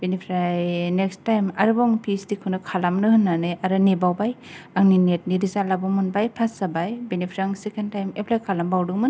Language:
Bodo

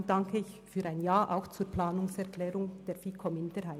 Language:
Swiss German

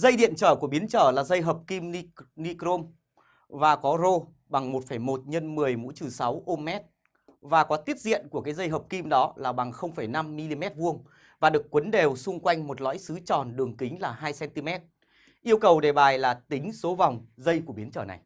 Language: Vietnamese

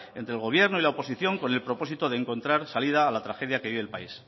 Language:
Spanish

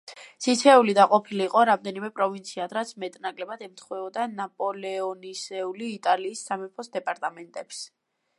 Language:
Georgian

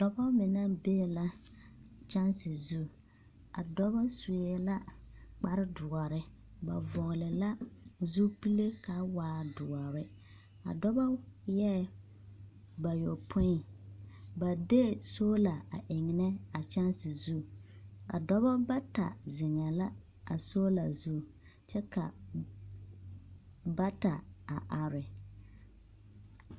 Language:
Southern Dagaare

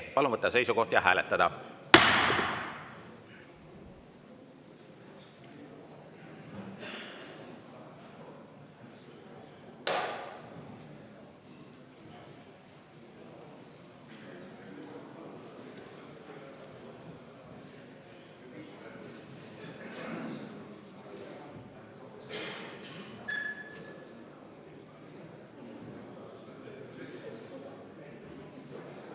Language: Estonian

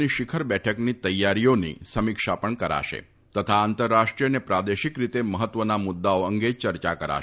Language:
Gujarati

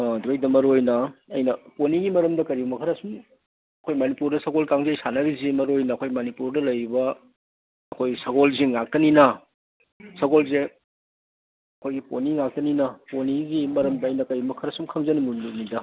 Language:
Manipuri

